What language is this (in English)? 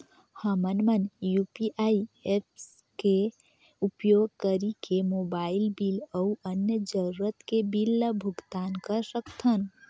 Chhattisgarhi